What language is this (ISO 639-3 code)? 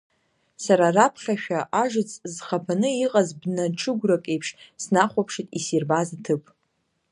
abk